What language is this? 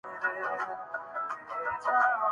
Urdu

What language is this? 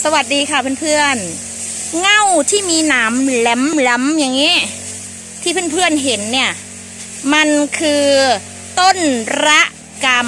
Thai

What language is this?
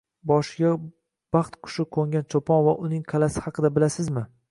Uzbek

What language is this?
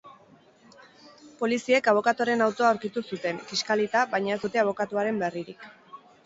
Basque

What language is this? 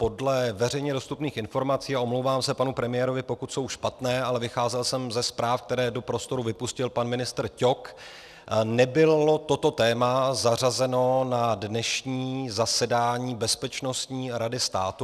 Czech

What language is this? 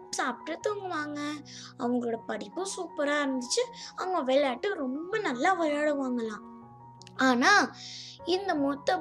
Tamil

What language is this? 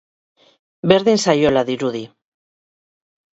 Basque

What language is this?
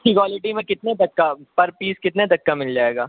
Urdu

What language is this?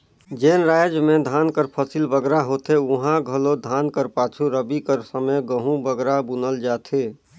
Chhattisgarhi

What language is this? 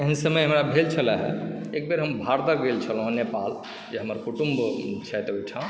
Maithili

